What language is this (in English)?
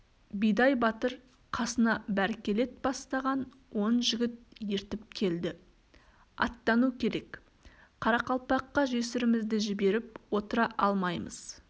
Kazakh